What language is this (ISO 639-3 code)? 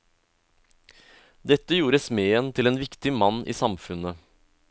nor